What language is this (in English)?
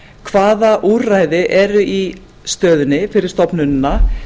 Icelandic